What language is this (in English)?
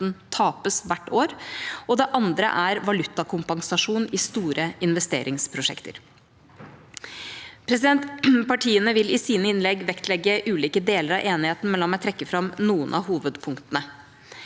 Norwegian